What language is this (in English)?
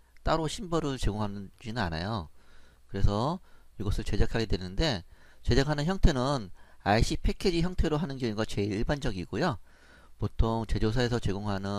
Korean